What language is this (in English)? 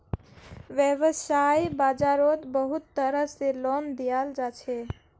Magahi